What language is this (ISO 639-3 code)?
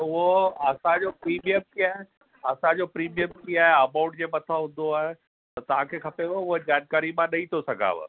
snd